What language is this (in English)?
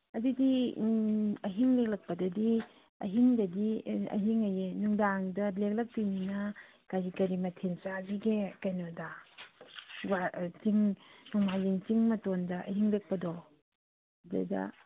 Manipuri